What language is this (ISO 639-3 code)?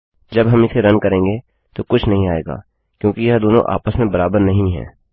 hin